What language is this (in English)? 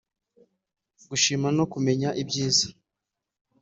Kinyarwanda